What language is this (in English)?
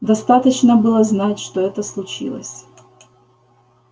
Russian